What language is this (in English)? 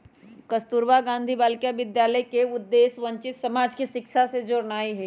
Magahi